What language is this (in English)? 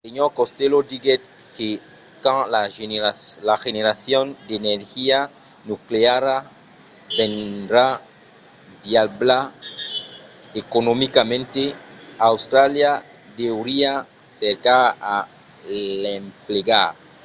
Occitan